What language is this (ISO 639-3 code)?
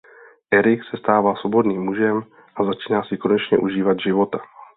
ces